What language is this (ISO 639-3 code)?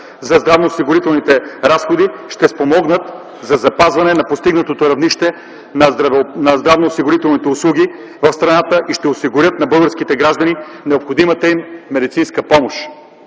bul